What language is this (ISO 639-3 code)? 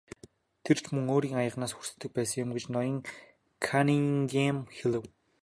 mon